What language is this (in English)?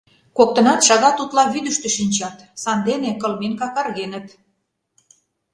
Mari